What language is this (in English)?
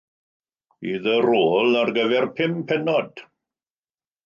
Welsh